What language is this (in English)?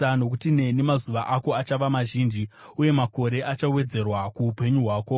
Shona